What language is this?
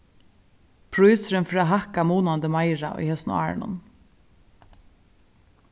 Faroese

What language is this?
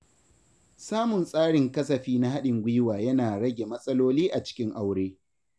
Hausa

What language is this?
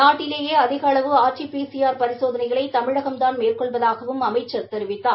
Tamil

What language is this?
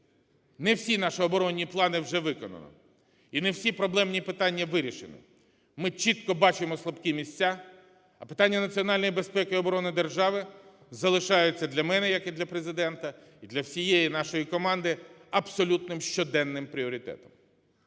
Ukrainian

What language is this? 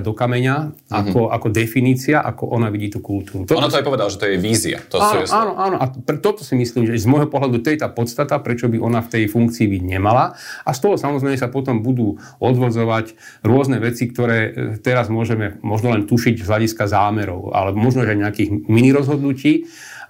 Slovak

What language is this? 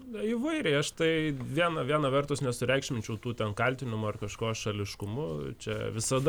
Lithuanian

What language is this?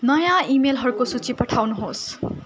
Nepali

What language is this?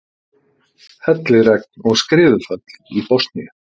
Icelandic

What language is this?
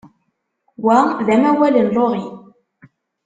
Kabyle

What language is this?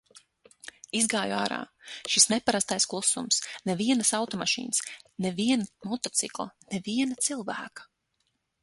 Latvian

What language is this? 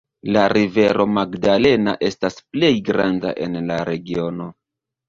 Esperanto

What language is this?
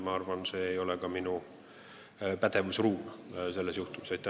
Estonian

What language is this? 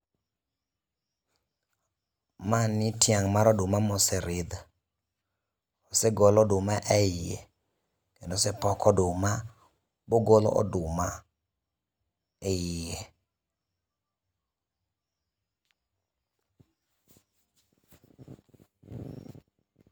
Luo (Kenya and Tanzania)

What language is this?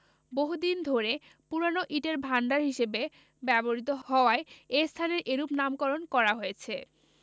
Bangla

